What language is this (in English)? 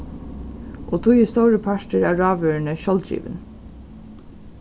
Faroese